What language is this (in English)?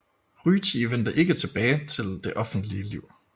Danish